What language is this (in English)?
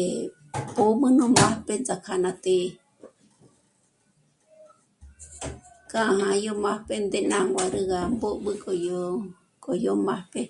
Michoacán Mazahua